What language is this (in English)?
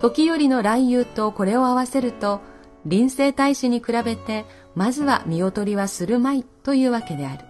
Japanese